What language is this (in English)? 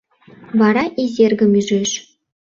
Mari